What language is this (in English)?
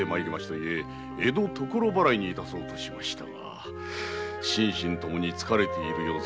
Japanese